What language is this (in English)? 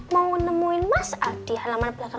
Indonesian